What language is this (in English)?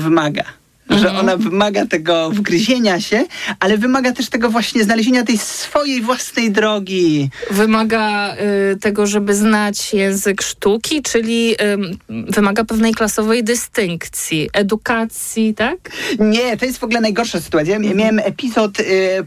Polish